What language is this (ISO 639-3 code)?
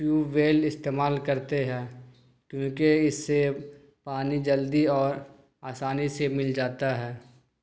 urd